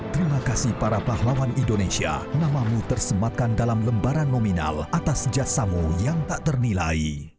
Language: Indonesian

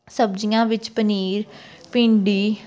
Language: Punjabi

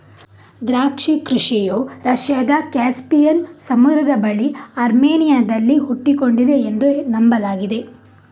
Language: Kannada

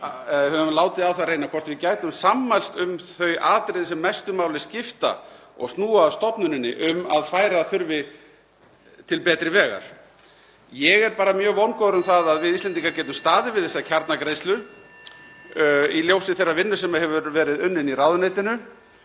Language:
Icelandic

